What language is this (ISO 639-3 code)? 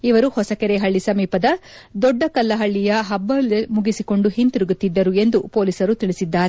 kan